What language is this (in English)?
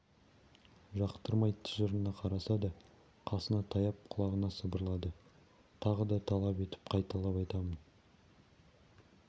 Kazakh